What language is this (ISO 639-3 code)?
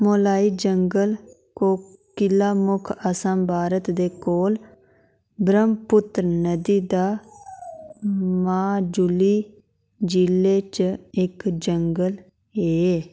doi